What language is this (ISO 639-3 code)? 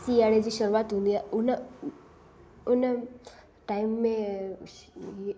snd